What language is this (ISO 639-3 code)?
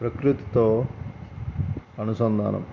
tel